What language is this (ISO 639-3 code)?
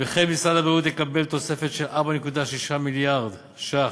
heb